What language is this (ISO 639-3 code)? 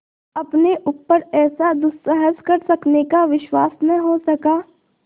hin